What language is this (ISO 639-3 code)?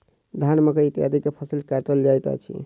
mai